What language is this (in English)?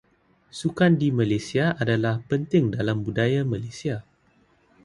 Malay